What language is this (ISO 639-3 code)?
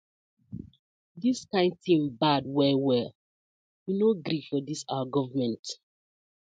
pcm